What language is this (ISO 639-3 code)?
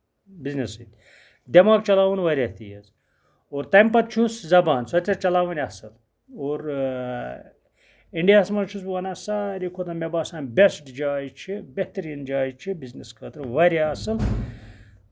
kas